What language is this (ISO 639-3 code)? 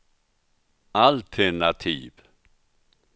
swe